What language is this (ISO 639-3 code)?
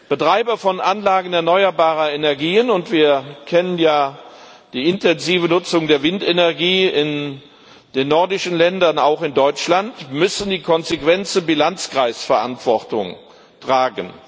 deu